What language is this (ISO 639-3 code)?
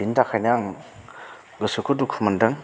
brx